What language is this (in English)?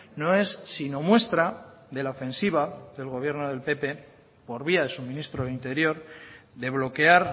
Spanish